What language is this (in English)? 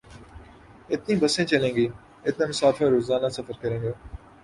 Urdu